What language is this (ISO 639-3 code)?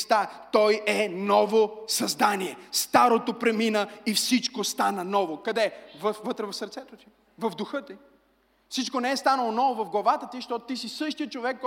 bul